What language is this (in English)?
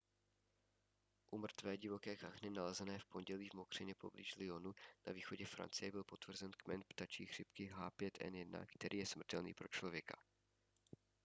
Czech